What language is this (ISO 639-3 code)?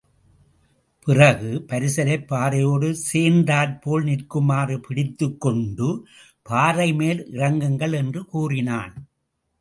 tam